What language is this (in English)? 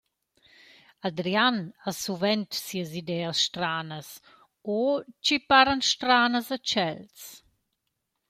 Romansh